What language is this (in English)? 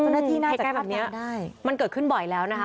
Thai